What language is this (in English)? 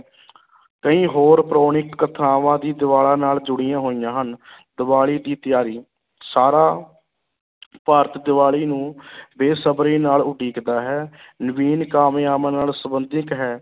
Punjabi